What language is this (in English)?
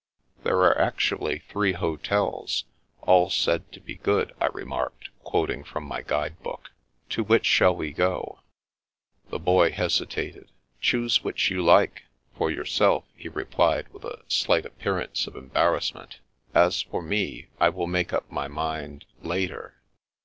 English